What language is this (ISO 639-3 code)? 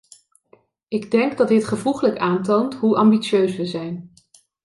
nld